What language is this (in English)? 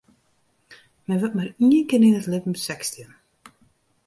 Western Frisian